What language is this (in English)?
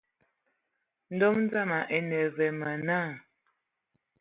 Ewondo